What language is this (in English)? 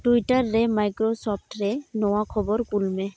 Santali